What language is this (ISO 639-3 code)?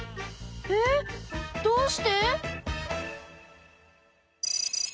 jpn